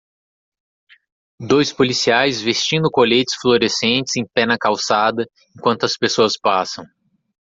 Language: Portuguese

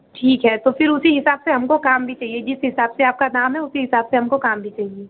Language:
Hindi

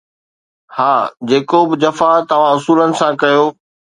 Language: Sindhi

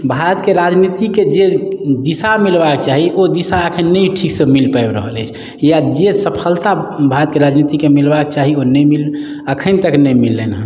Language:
Maithili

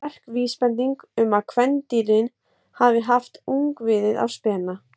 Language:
Icelandic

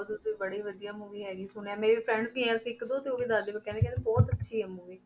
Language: Punjabi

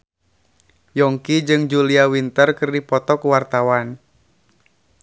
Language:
Sundanese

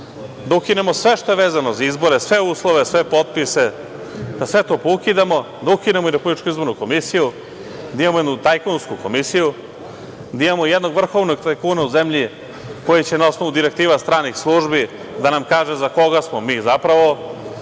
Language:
Serbian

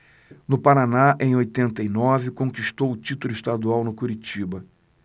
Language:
Portuguese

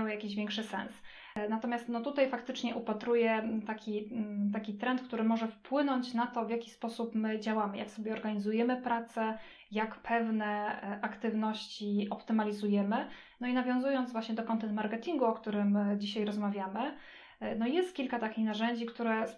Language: Polish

